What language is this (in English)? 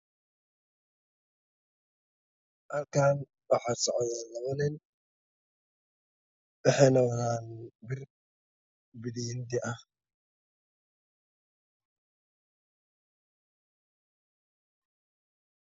Somali